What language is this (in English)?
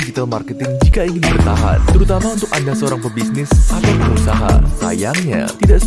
Indonesian